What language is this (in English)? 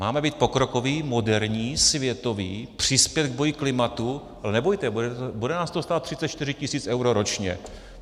Czech